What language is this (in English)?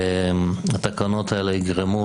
Hebrew